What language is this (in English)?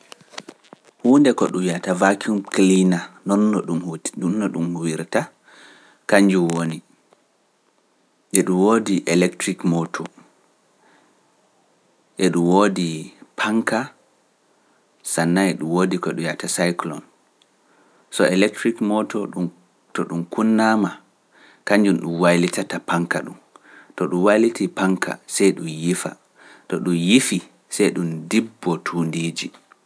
Pular